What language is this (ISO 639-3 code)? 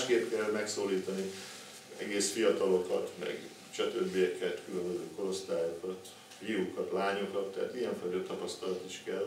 hun